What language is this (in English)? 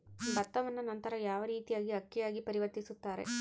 Kannada